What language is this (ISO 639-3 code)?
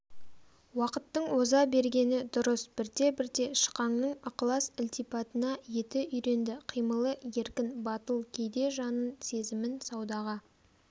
kaz